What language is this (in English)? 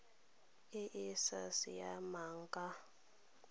Tswana